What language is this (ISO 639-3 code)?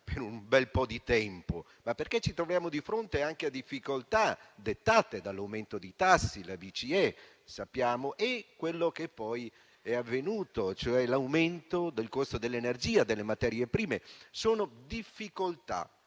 ita